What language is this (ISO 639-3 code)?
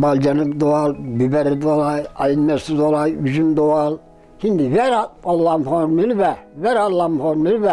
tur